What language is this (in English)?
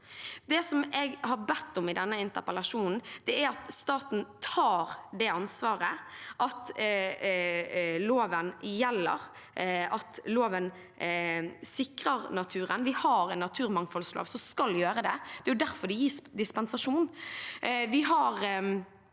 Norwegian